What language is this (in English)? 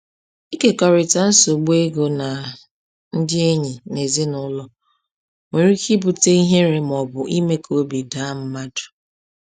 Igbo